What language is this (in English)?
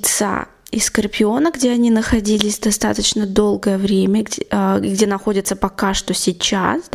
Russian